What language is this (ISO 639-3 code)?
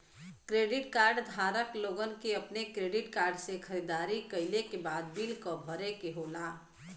bho